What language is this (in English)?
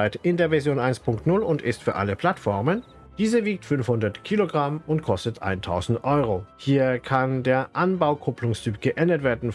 German